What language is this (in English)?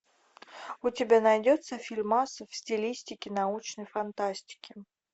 Russian